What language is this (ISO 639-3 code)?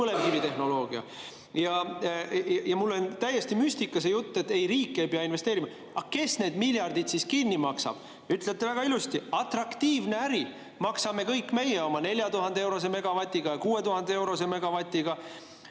est